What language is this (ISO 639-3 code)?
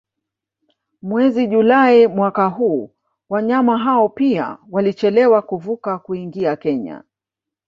swa